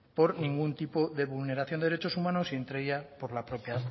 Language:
Spanish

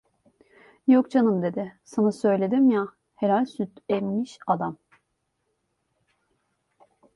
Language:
Turkish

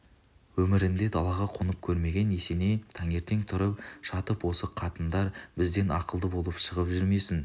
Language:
Kazakh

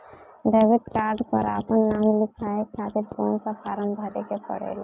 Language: Bhojpuri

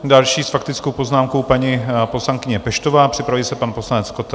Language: Czech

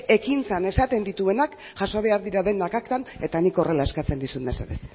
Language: Basque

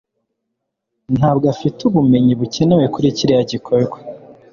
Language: Kinyarwanda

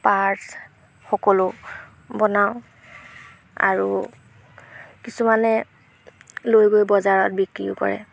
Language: Assamese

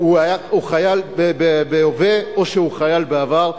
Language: Hebrew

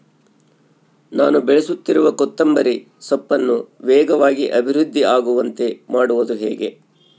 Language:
Kannada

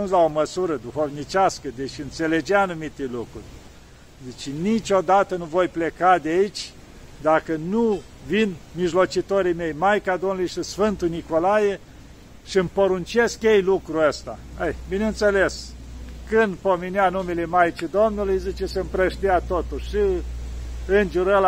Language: Romanian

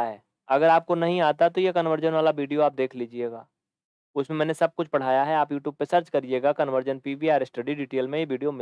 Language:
Hindi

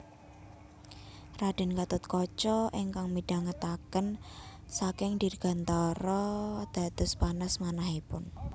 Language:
Javanese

